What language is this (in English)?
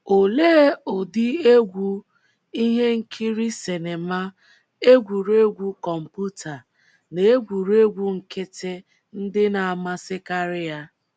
Igbo